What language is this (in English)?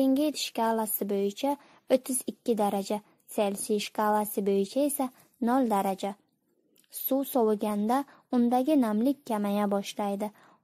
Turkish